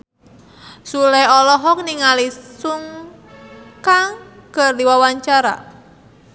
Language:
Sundanese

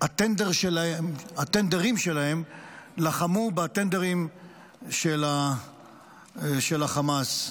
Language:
Hebrew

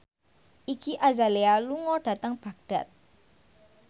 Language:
Javanese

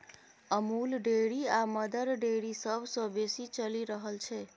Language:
Maithili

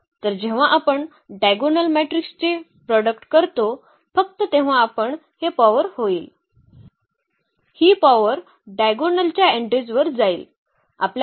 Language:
Marathi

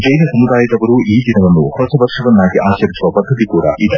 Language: Kannada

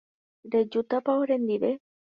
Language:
Guarani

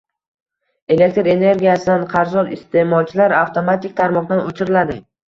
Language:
Uzbek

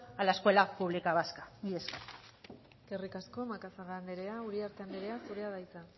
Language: Basque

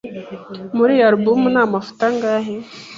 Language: Kinyarwanda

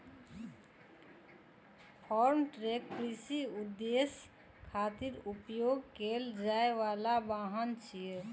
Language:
Maithili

